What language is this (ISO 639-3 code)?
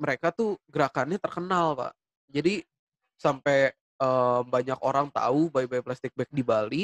ind